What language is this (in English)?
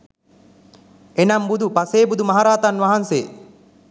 Sinhala